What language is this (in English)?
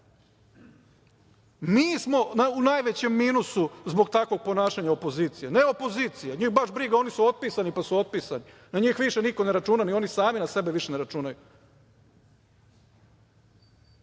Serbian